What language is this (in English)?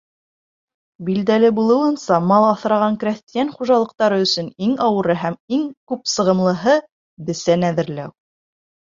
Bashkir